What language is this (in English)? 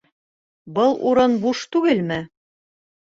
Bashkir